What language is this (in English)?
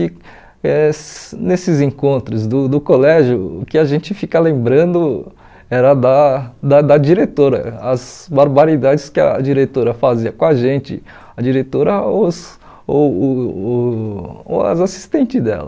Portuguese